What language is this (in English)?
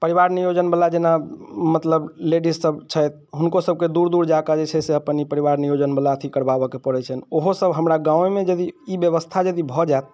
Maithili